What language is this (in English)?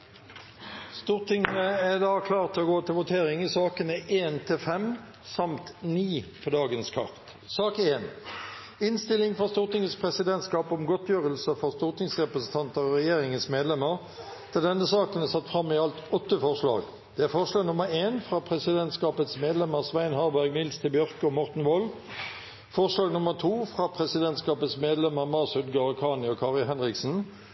Norwegian Bokmål